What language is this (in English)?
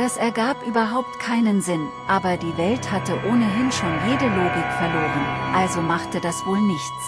German